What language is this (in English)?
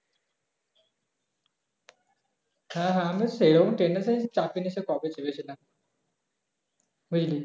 Bangla